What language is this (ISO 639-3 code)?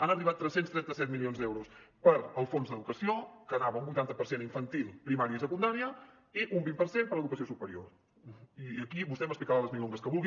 cat